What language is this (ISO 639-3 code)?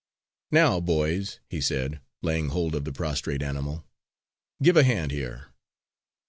eng